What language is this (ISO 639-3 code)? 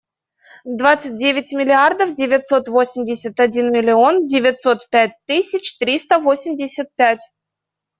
rus